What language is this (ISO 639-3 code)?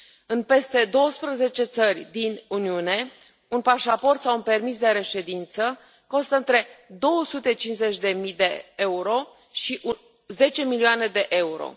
ron